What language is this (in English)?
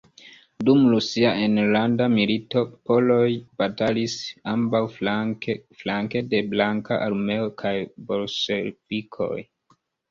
Esperanto